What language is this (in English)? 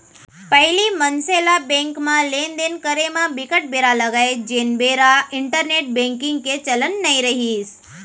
Chhattisgarhi